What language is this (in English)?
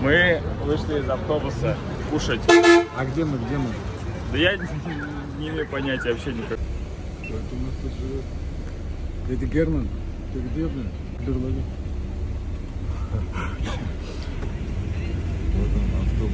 Russian